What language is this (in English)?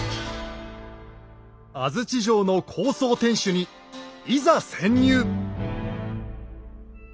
Japanese